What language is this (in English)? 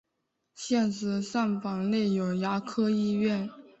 Chinese